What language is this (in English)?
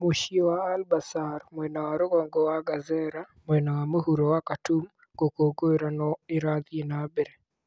Kikuyu